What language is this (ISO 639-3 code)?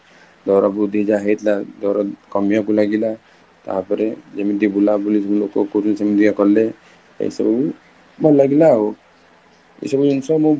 ori